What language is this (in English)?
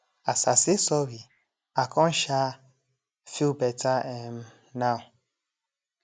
Nigerian Pidgin